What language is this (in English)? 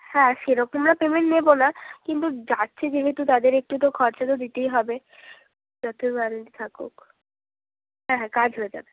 Bangla